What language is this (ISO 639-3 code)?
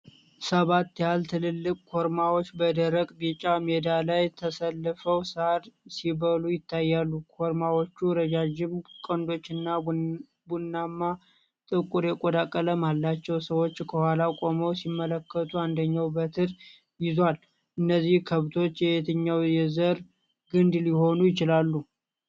amh